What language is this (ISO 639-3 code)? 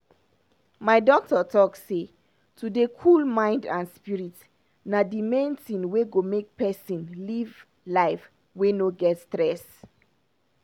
pcm